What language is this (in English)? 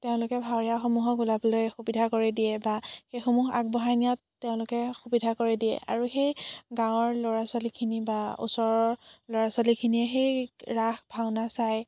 Assamese